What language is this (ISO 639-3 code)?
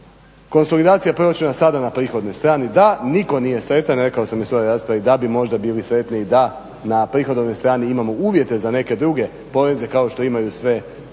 hrv